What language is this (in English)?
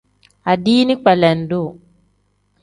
Tem